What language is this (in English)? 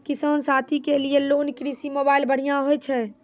Maithili